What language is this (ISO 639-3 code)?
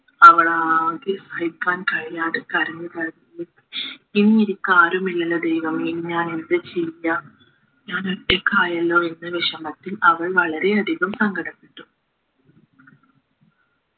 mal